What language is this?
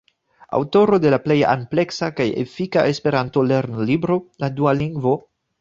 Esperanto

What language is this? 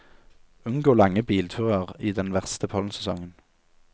Norwegian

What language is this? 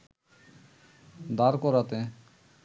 Bangla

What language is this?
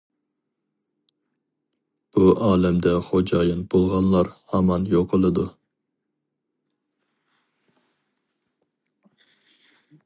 Uyghur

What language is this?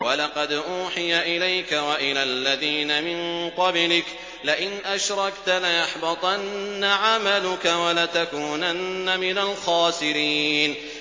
Arabic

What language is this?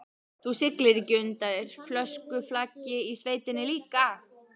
Icelandic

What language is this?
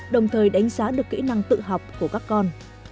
Vietnamese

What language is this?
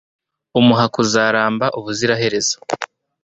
Kinyarwanda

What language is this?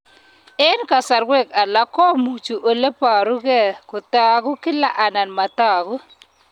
Kalenjin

